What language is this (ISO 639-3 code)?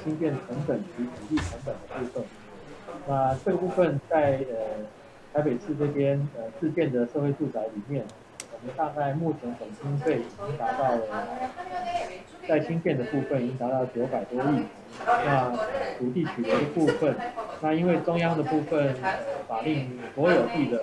kor